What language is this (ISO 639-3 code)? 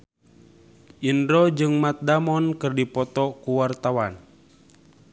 sun